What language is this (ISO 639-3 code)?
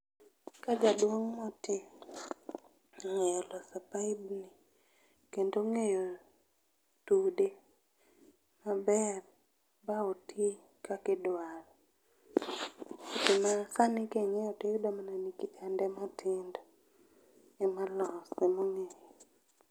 luo